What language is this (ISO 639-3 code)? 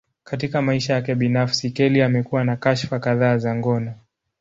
swa